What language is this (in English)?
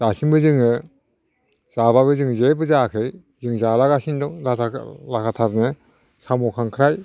Bodo